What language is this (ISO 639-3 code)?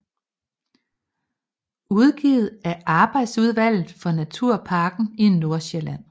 dan